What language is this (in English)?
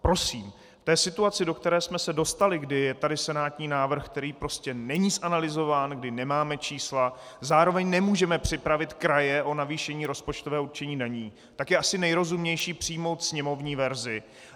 Czech